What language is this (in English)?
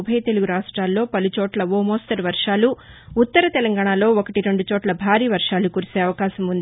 Telugu